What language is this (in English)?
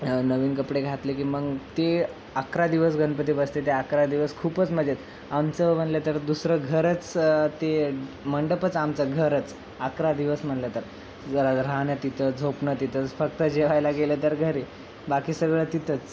Marathi